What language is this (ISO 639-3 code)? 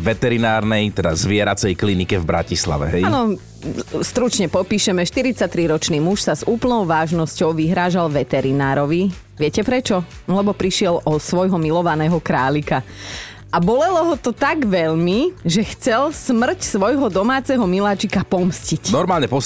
slk